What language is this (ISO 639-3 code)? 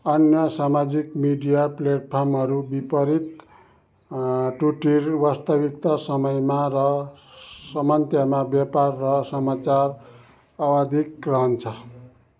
nep